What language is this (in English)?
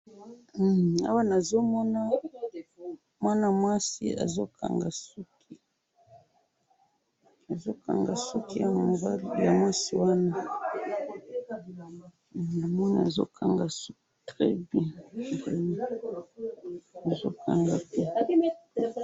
Lingala